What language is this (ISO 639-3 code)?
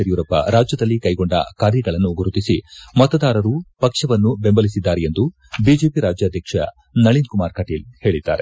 kan